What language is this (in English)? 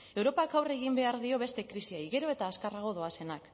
Basque